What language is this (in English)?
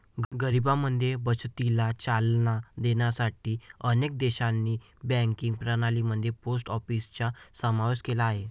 Marathi